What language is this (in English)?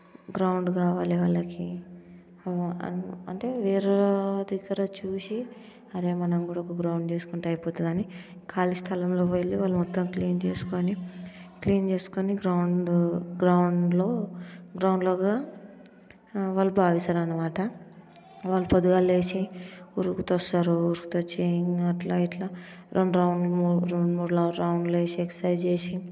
Telugu